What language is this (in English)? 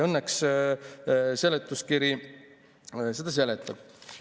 Estonian